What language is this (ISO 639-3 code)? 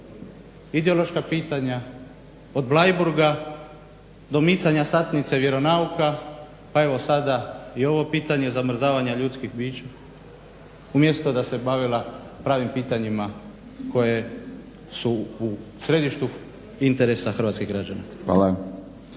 hrv